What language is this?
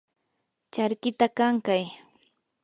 Yanahuanca Pasco Quechua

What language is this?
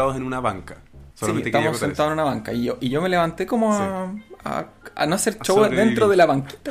Spanish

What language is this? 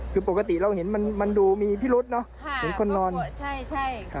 Thai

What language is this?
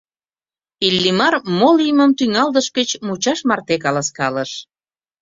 Mari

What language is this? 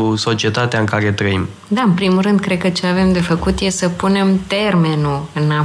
Romanian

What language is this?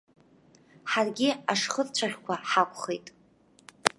Abkhazian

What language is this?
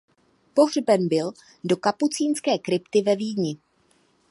Czech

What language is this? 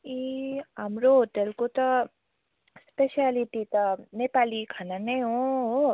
Nepali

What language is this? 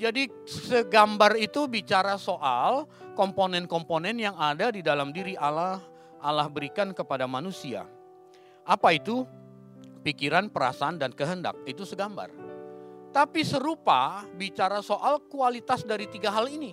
Indonesian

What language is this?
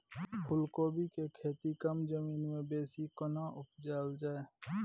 Maithili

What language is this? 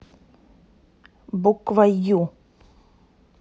Russian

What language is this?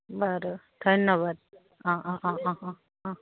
Assamese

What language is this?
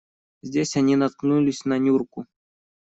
Russian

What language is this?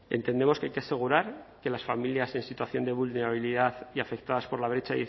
Spanish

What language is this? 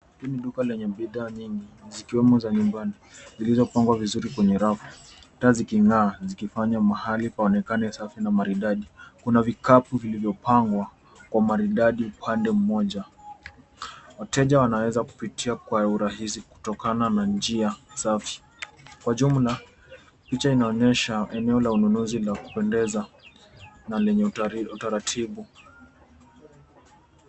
Swahili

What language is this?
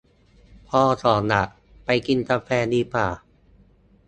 Thai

